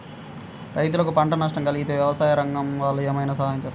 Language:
Telugu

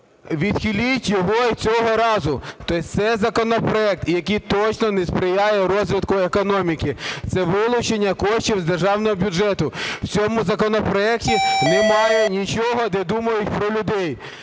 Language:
Ukrainian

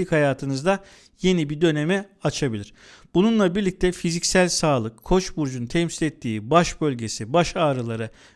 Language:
Turkish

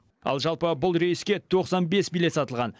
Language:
Kazakh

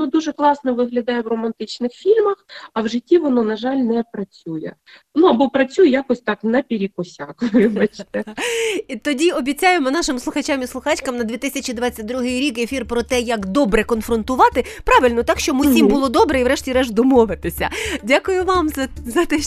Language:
Ukrainian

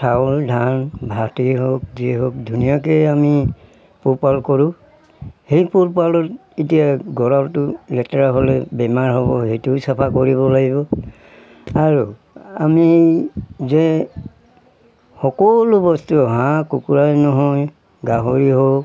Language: Assamese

